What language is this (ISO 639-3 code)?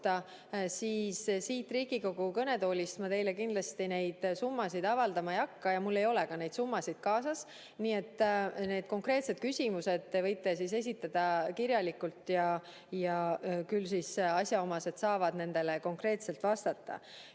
est